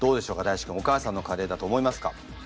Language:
Japanese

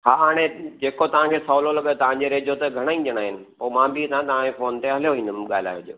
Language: Sindhi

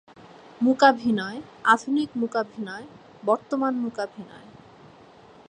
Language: Bangla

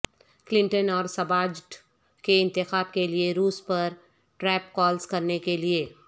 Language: Urdu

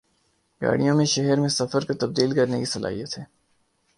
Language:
Urdu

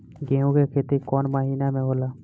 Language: Bhojpuri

